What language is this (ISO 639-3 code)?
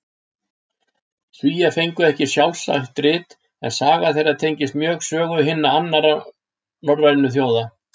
isl